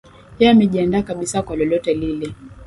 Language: Swahili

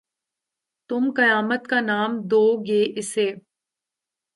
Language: Urdu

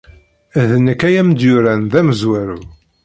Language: Kabyle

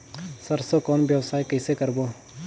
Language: Chhattisgarhi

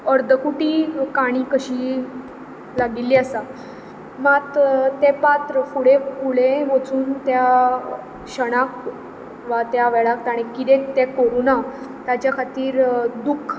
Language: Konkani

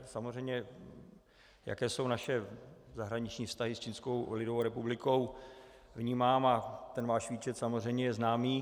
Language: Czech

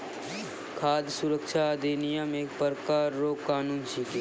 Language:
Maithili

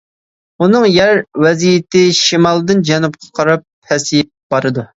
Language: Uyghur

